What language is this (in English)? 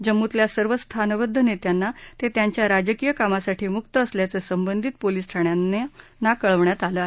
Marathi